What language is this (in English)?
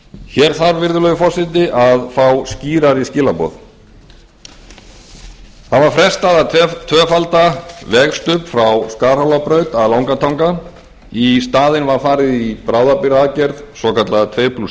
Icelandic